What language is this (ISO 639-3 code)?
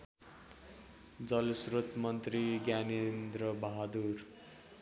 nep